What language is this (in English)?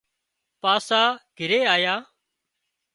Wadiyara Koli